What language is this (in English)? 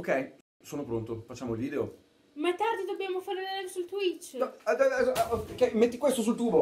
Italian